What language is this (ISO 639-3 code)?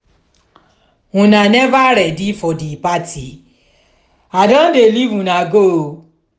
pcm